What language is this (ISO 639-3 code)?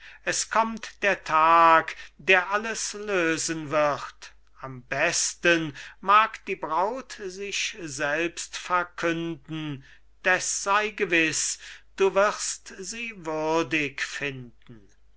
deu